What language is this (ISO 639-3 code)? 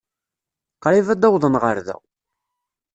kab